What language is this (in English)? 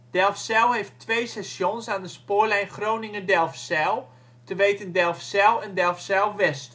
Dutch